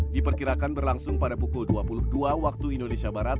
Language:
Indonesian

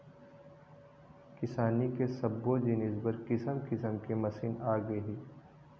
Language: Chhattisgarhi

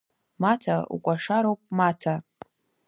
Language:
Abkhazian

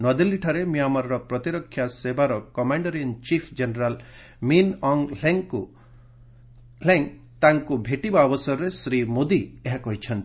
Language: Odia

